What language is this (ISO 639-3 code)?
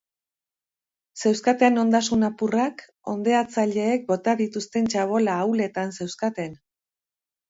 eus